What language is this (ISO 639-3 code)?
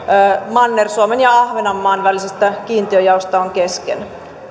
fin